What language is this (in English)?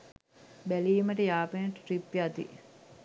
Sinhala